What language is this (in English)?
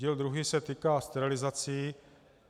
Czech